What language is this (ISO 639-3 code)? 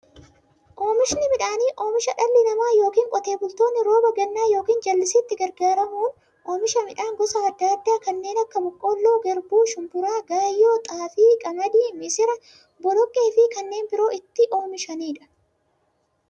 orm